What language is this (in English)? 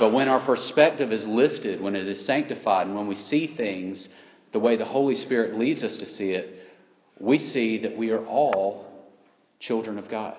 English